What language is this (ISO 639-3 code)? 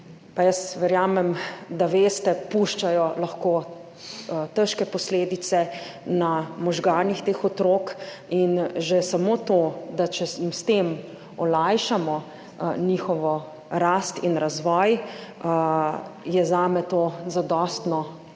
slv